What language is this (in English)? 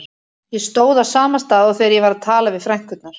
Icelandic